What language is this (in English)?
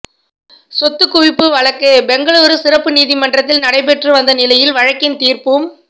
Tamil